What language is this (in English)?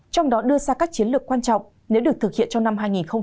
Vietnamese